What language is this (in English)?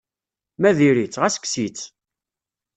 Kabyle